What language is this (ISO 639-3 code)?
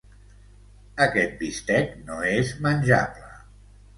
cat